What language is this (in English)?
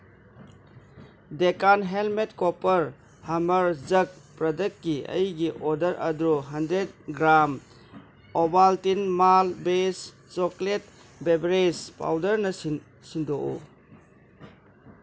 Manipuri